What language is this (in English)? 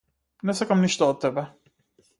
Macedonian